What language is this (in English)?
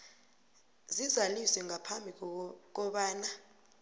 South Ndebele